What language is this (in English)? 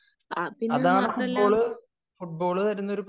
Malayalam